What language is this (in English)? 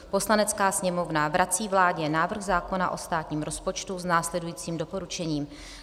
Czech